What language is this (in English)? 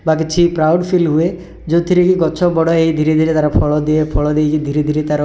Odia